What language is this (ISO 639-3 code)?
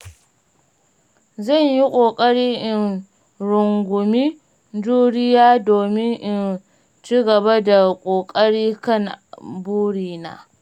hau